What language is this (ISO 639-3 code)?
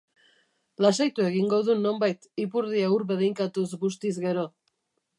eus